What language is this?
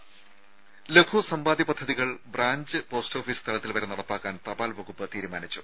Malayalam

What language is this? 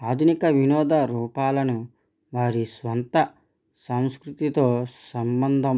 Telugu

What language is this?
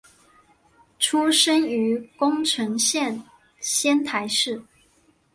Chinese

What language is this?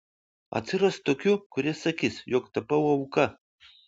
Lithuanian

